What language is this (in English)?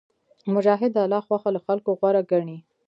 Pashto